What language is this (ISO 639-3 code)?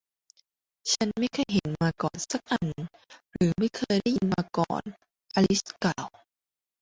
tha